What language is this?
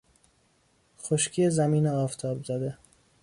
Persian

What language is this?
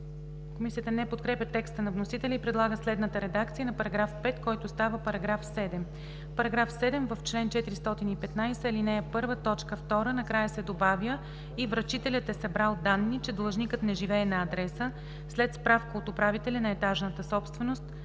Bulgarian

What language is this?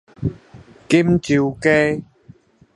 Min Nan Chinese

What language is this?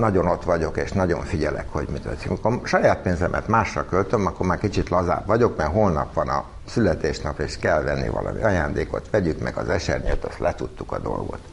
Hungarian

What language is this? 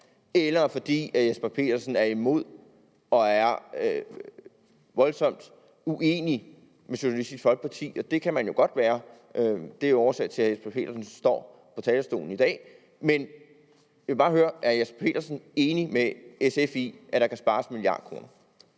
Danish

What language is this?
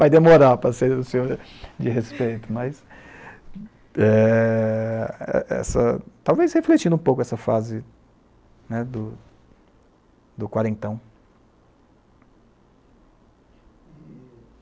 Portuguese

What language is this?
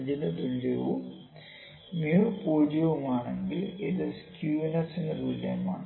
Malayalam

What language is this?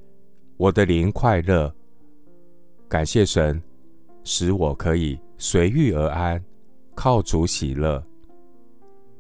Chinese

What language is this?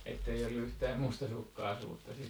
Finnish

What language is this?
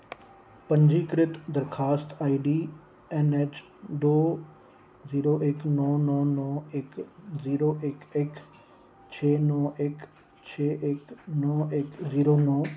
Dogri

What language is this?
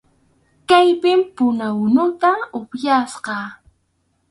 Arequipa-La Unión Quechua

